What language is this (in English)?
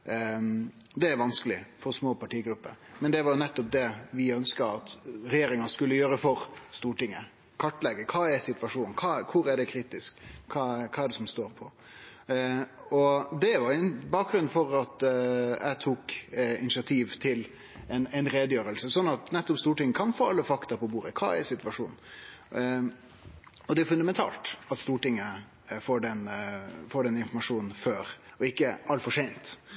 Norwegian Nynorsk